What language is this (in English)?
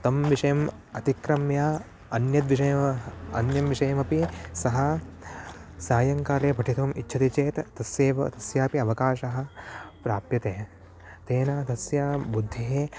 Sanskrit